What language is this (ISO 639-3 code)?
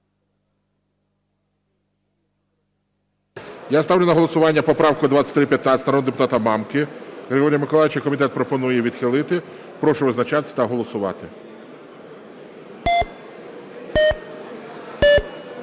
ukr